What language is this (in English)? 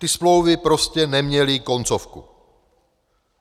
Czech